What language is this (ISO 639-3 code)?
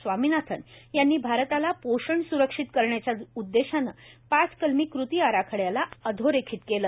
mar